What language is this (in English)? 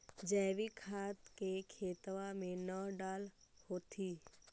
Magahi